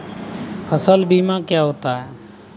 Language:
Hindi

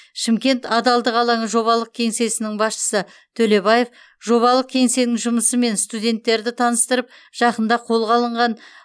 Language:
Kazakh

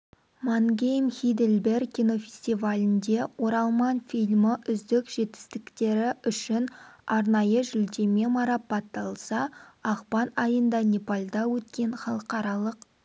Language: Kazakh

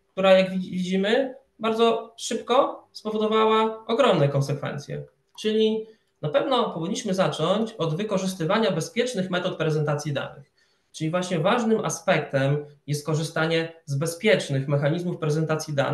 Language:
Polish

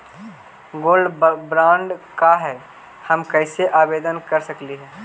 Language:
Magahi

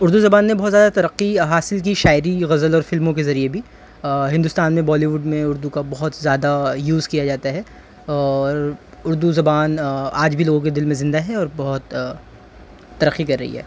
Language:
Urdu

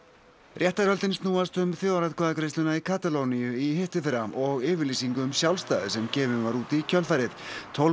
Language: Icelandic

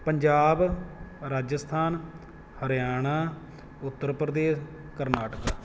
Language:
Punjabi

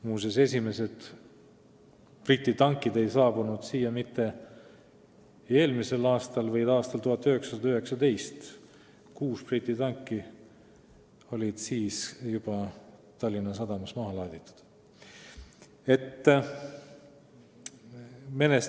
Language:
Estonian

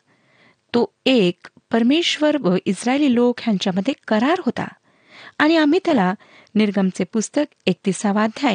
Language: Marathi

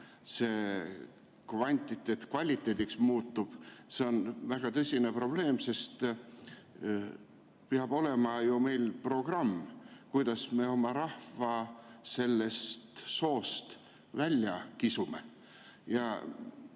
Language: Estonian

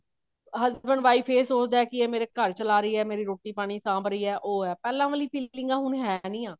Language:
Punjabi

